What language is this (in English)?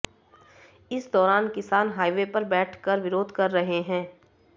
Hindi